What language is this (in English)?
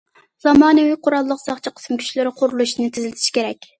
Uyghur